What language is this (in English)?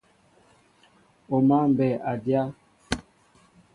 Mbo (Cameroon)